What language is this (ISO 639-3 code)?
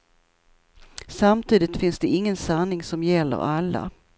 swe